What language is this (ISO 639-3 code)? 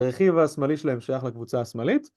heb